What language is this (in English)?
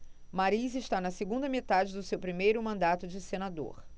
Portuguese